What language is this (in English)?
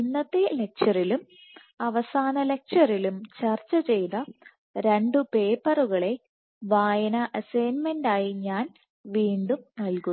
Malayalam